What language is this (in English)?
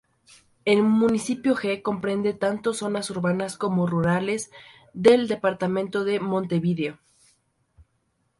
Spanish